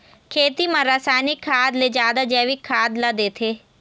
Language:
Chhattisgarhi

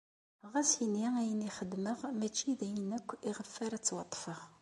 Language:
Kabyle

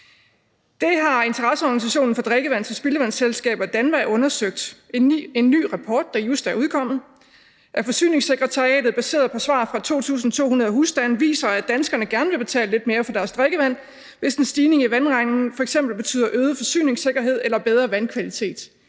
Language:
Danish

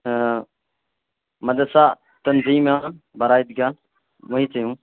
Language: Urdu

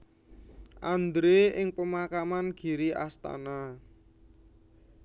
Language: Javanese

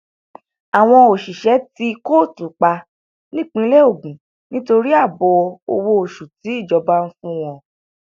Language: Yoruba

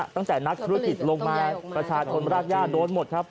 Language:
Thai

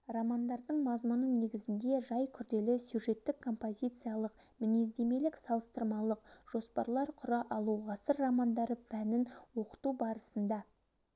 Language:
Kazakh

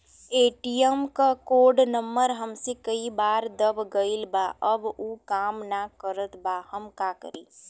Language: Bhojpuri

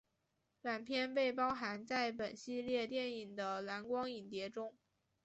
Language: Chinese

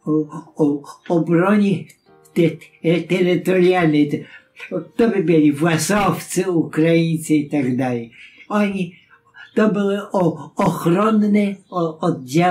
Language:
Polish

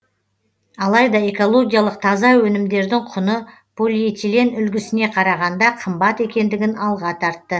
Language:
Kazakh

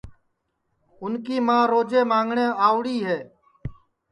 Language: Sansi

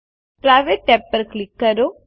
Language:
Gujarati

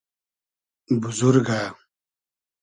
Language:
Hazaragi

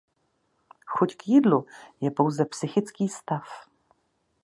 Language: Czech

